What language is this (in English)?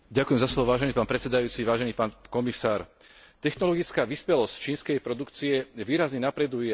Slovak